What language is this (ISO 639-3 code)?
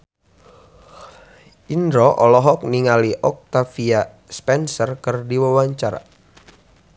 sun